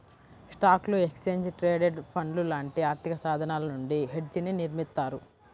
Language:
Telugu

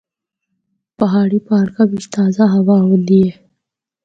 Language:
Northern Hindko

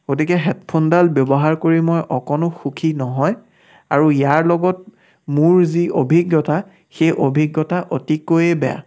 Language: Assamese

